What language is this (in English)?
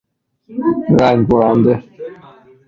Persian